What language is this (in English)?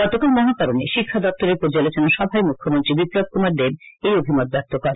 Bangla